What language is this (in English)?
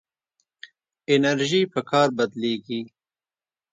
Pashto